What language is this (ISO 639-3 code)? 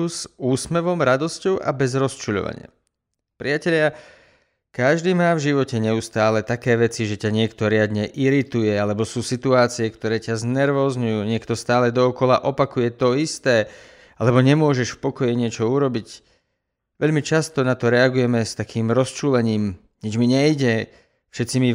slk